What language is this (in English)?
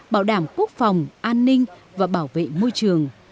Vietnamese